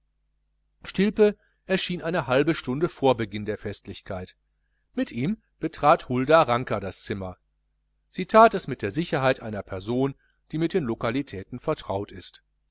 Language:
German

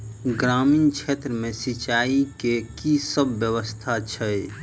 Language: Maithili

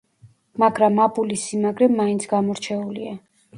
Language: Georgian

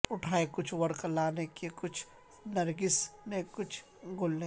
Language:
Urdu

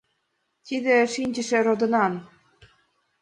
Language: Mari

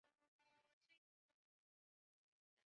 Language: Chinese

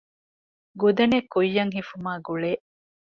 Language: Divehi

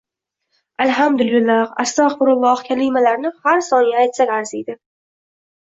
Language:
Uzbek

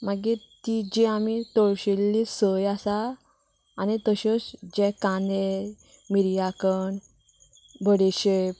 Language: Konkani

